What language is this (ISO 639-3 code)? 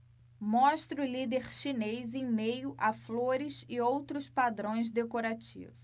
por